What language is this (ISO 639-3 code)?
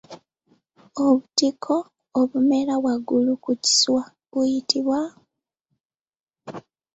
lug